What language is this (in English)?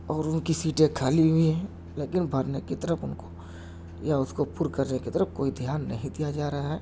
Urdu